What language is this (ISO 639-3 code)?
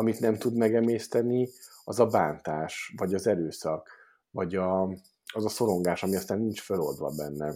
hun